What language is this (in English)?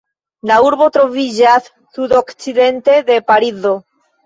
Esperanto